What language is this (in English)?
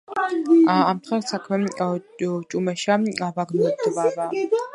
Georgian